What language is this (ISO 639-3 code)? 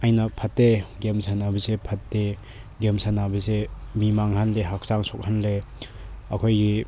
mni